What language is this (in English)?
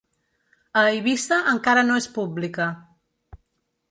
Catalan